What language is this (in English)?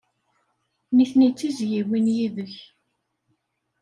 Kabyle